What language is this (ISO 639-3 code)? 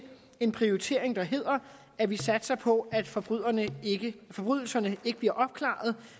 dan